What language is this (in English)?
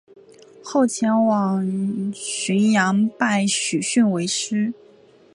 Chinese